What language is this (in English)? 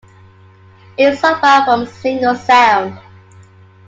English